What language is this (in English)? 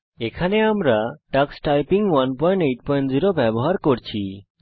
Bangla